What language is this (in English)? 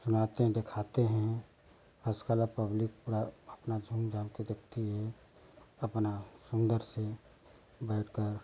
Hindi